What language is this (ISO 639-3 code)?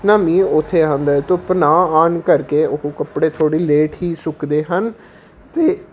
pan